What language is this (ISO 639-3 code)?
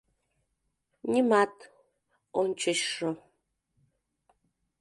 chm